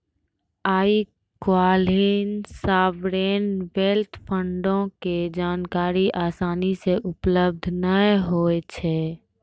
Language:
Maithili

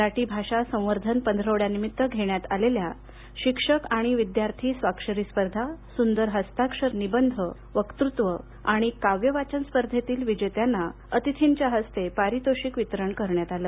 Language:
Marathi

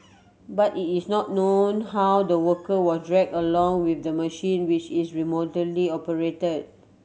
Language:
English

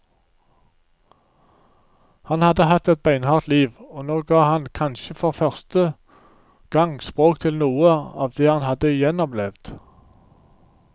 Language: Norwegian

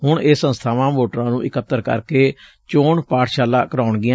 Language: Punjabi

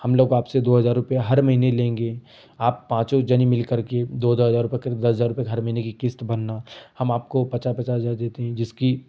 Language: Hindi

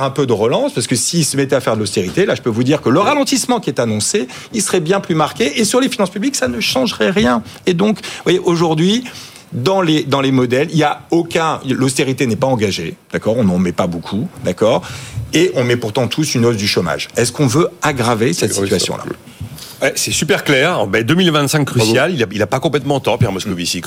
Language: French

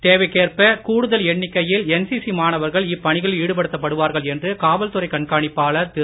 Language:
Tamil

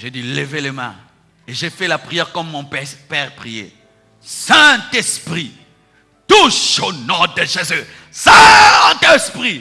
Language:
French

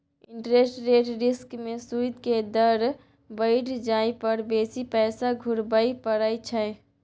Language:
Maithili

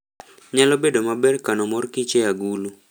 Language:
Luo (Kenya and Tanzania)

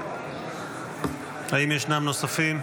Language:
Hebrew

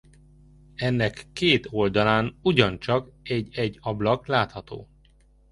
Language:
Hungarian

